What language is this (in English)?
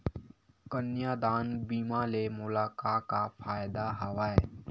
Chhattisgarhi